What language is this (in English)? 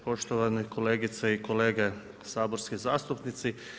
Croatian